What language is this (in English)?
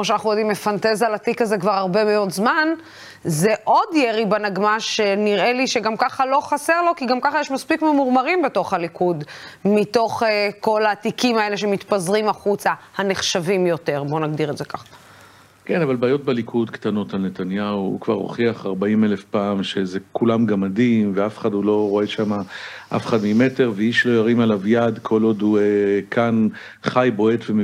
Hebrew